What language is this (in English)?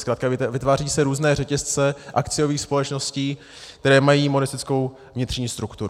Czech